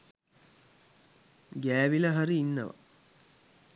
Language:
Sinhala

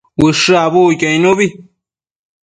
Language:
Matsés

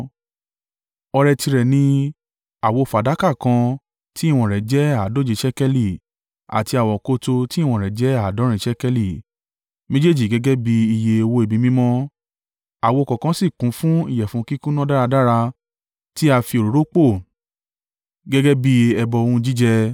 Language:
Yoruba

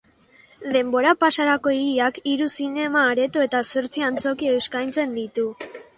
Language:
Basque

